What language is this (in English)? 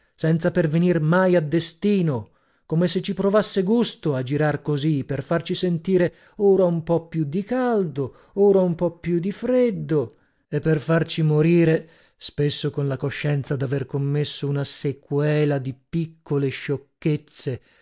Italian